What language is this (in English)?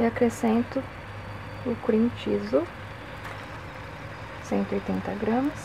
Portuguese